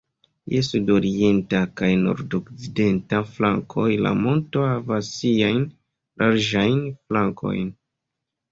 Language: Esperanto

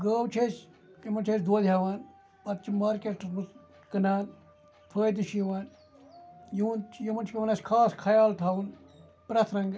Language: Kashmiri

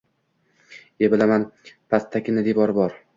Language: Uzbek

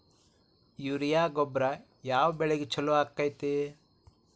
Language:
Kannada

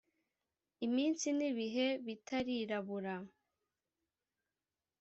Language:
Kinyarwanda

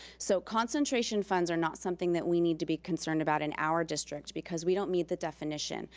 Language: English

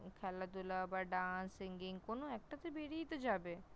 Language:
Bangla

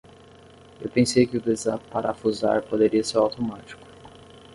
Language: Portuguese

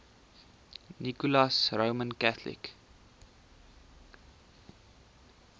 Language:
Afrikaans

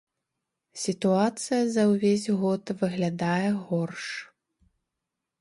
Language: Belarusian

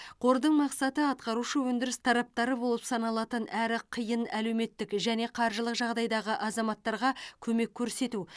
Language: Kazakh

